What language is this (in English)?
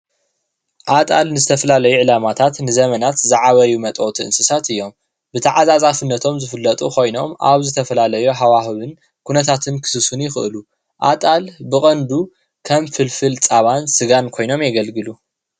Tigrinya